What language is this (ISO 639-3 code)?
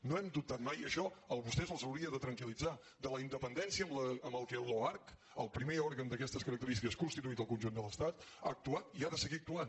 cat